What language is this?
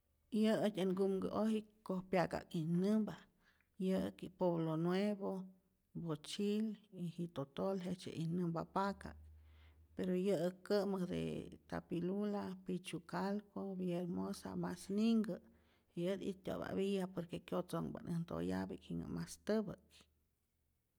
Rayón Zoque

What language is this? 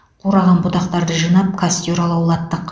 Kazakh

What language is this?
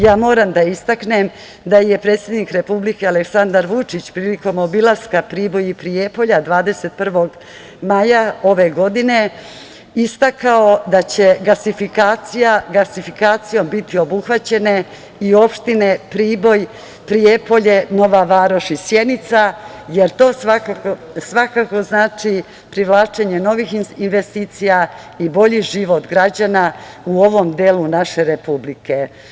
Serbian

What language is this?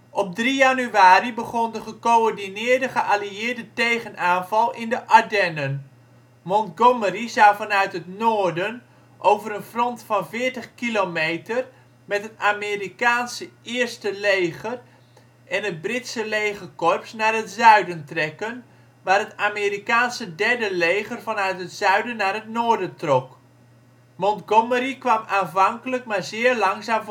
Dutch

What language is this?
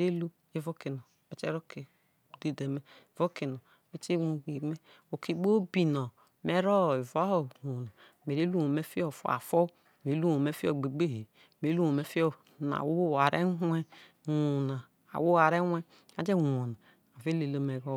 Isoko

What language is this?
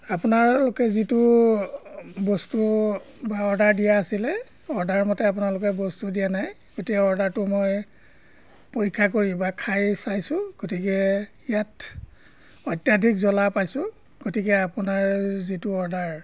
Assamese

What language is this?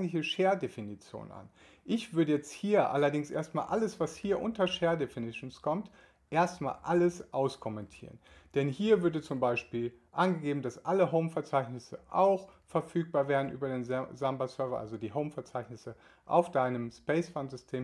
German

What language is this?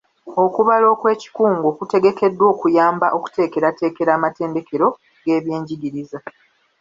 Ganda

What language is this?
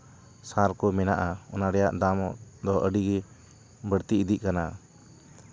Santali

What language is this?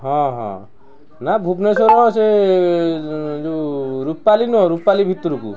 Odia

